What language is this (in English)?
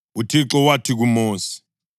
North Ndebele